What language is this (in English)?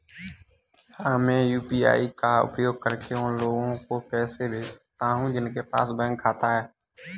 Hindi